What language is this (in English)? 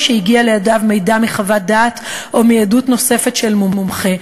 Hebrew